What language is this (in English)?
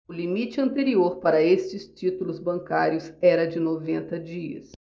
Portuguese